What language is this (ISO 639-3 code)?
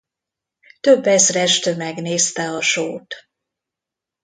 hun